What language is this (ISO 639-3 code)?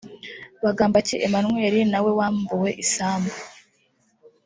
kin